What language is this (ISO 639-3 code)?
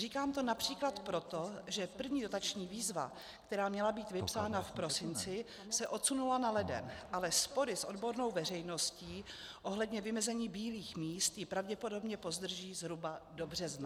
ces